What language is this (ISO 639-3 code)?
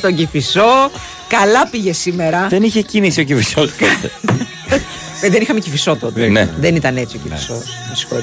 ell